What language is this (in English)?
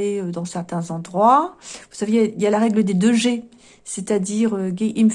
French